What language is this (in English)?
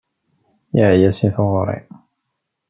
Kabyle